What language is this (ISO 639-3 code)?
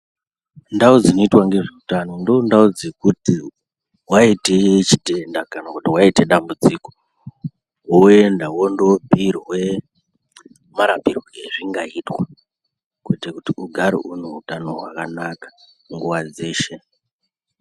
ndc